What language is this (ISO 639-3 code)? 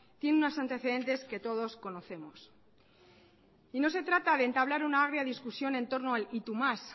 spa